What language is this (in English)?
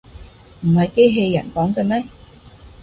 Cantonese